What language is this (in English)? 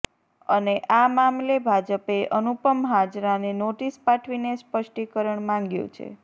Gujarati